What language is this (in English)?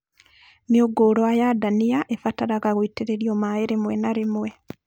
Kikuyu